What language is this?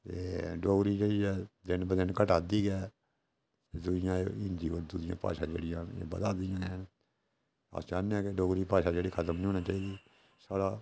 Dogri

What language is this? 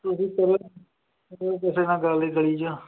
Punjabi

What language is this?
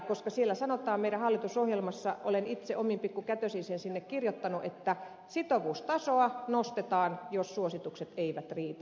Finnish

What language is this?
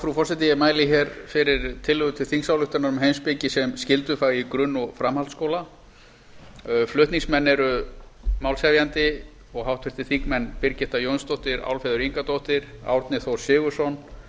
Icelandic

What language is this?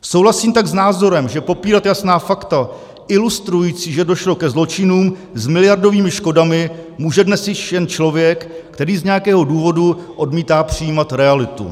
Czech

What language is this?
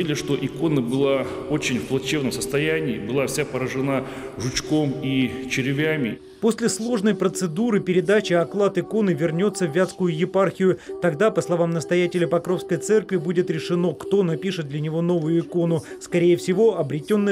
Russian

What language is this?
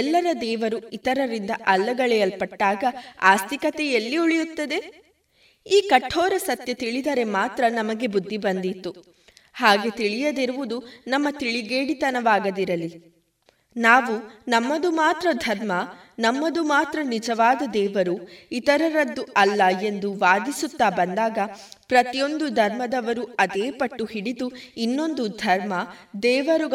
Kannada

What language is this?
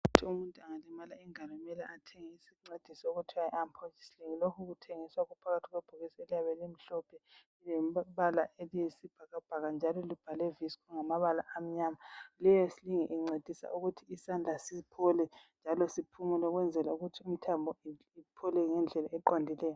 North Ndebele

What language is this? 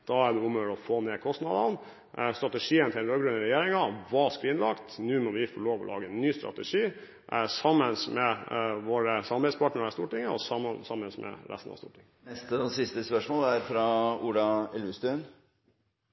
Norwegian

